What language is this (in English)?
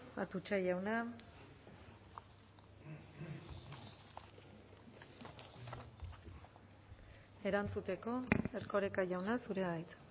Basque